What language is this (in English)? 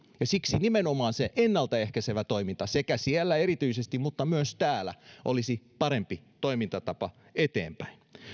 Finnish